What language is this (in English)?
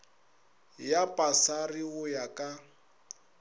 Northern Sotho